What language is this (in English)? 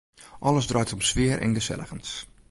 Western Frisian